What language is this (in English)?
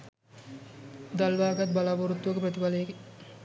Sinhala